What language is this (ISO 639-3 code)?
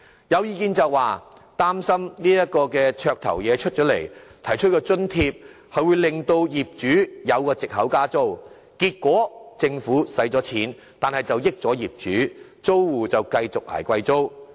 yue